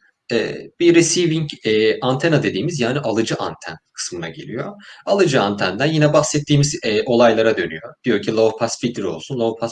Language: Turkish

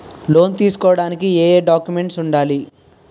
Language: Telugu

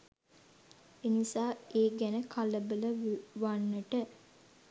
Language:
Sinhala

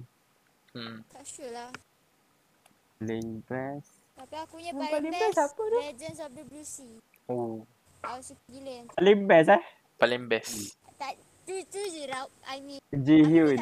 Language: Malay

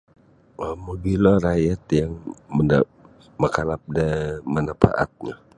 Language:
Sabah Bisaya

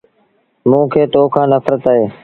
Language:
Sindhi Bhil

